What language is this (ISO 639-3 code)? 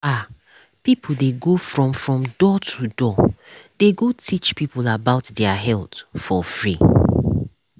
pcm